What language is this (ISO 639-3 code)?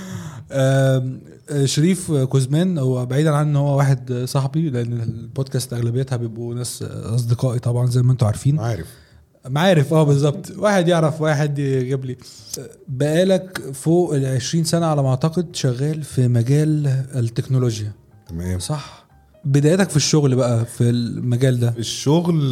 ara